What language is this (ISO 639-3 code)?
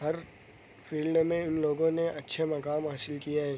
urd